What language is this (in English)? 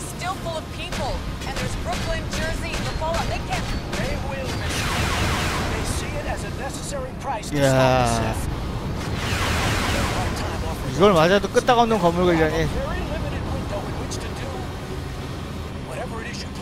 Korean